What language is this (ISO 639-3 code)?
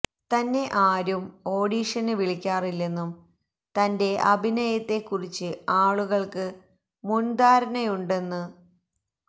mal